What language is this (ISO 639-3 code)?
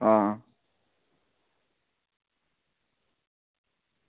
doi